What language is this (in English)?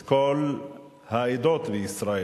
Hebrew